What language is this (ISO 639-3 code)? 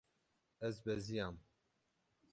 kur